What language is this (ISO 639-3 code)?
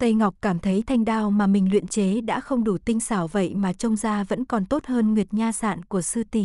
vie